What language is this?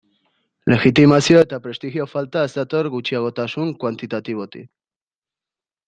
Basque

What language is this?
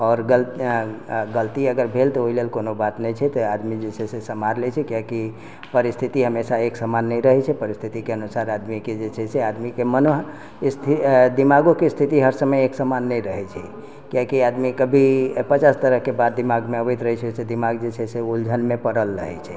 Maithili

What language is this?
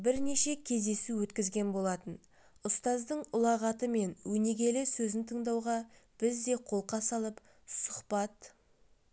Kazakh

